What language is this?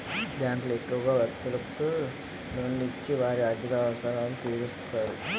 Telugu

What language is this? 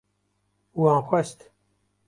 Kurdish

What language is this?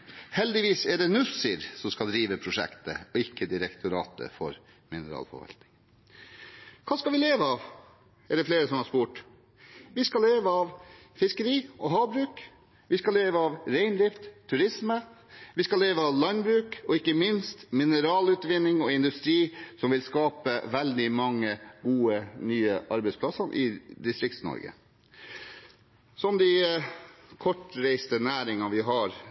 Norwegian Bokmål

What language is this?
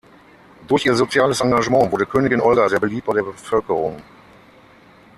German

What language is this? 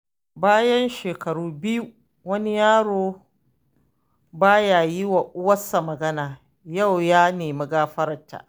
Hausa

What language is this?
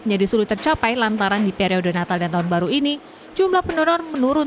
Indonesian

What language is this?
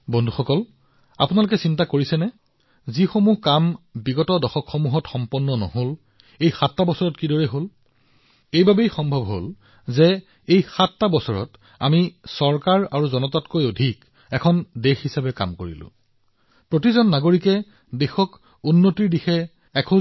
Assamese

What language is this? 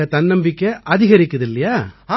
Tamil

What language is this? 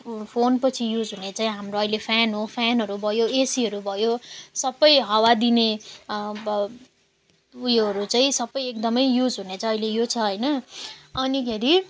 Nepali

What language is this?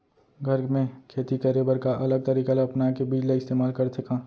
Chhattisgarhi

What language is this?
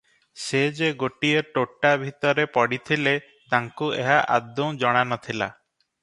Odia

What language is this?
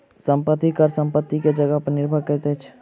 Maithili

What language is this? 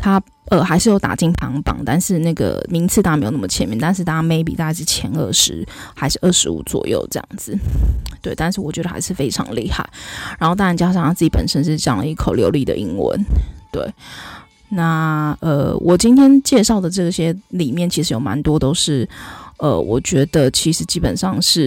Chinese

